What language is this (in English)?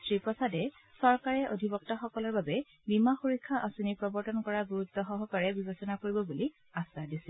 Assamese